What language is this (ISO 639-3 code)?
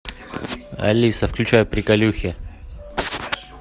rus